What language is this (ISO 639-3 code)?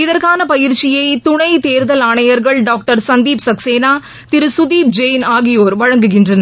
tam